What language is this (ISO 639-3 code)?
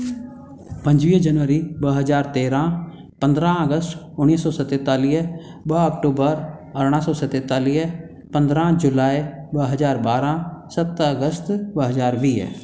snd